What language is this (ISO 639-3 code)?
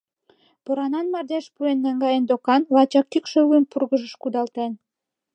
chm